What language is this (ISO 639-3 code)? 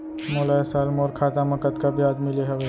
hne